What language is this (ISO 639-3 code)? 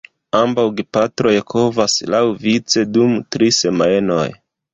epo